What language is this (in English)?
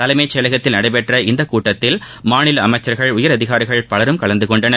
Tamil